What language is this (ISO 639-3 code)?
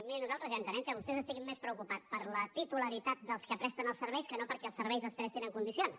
cat